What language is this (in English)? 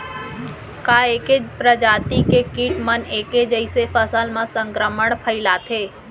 Chhattisgarhi